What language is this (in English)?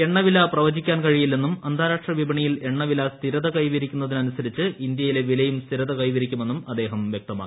Malayalam